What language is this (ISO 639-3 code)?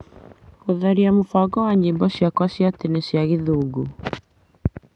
kik